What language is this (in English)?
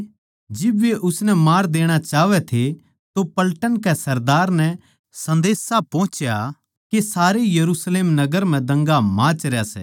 Haryanvi